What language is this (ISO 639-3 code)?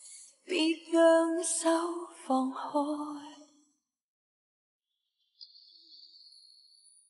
vie